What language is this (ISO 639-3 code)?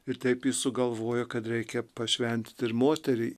lit